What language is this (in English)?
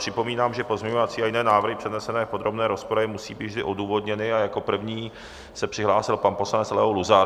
Czech